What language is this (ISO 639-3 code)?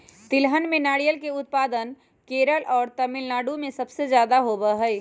mag